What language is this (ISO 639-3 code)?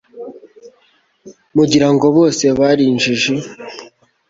kin